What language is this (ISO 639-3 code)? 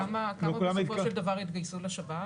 heb